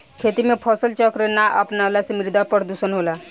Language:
Bhojpuri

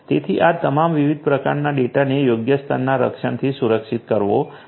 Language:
Gujarati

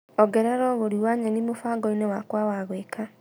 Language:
Kikuyu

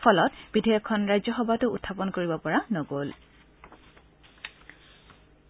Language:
Assamese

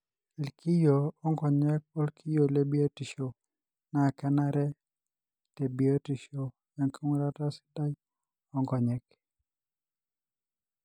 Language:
Masai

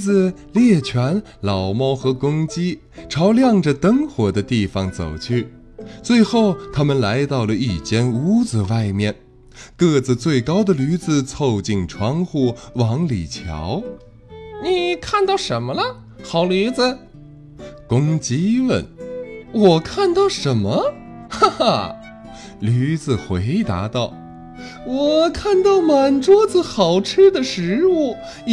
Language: Chinese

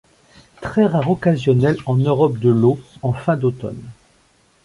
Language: French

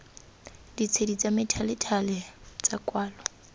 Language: Tswana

